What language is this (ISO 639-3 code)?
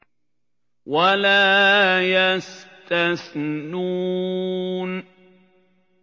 ara